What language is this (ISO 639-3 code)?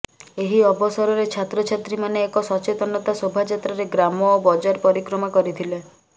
ori